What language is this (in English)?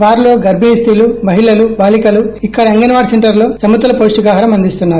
Telugu